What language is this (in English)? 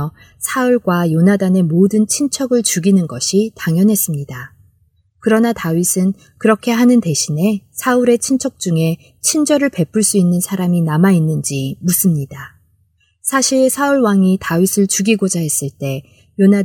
Korean